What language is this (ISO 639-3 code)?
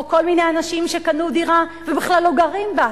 heb